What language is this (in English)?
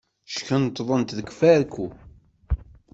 Kabyle